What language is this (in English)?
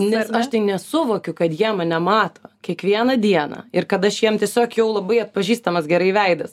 Lithuanian